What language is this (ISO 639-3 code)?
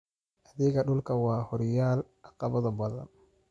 som